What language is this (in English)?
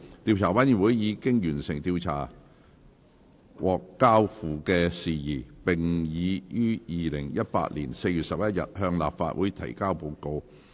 Cantonese